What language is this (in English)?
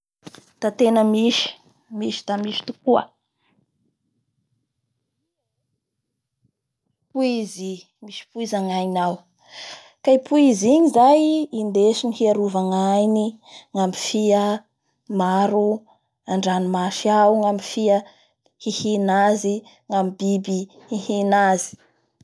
Bara Malagasy